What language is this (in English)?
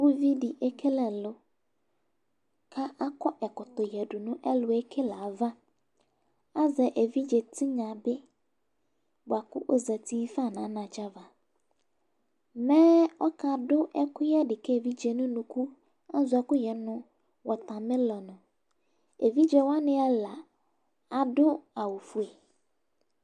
Ikposo